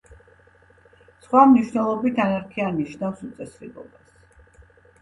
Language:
Georgian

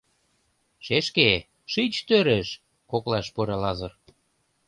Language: Mari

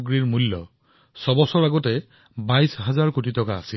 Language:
Assamese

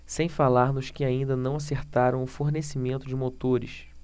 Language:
Portuguese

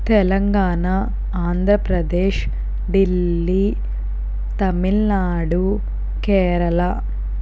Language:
Telugu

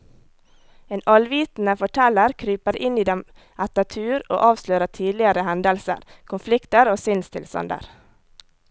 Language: Norwegian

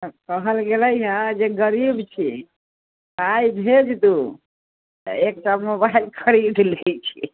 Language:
Maithili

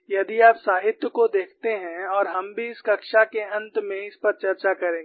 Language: Hindi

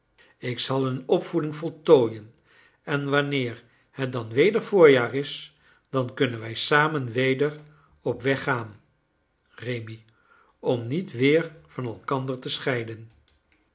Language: Dutch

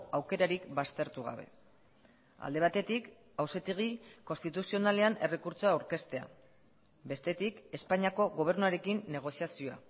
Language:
Basque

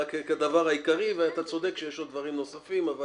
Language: Hebrew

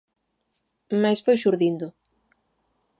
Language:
Galician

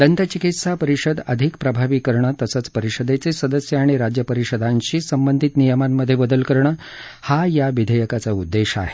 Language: Marathi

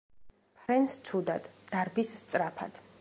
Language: Georgian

